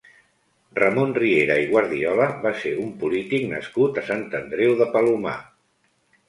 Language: Catalan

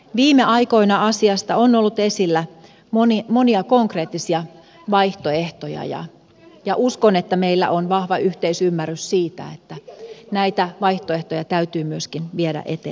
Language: Finnish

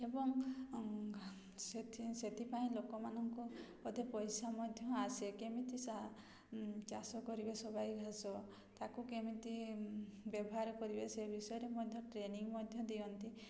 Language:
Odia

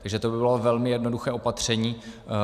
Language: Czech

